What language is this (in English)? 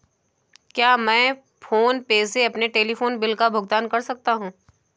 Hindi